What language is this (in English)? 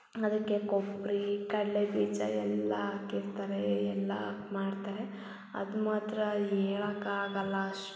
Kannada